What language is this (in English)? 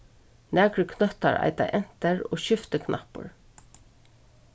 Faroese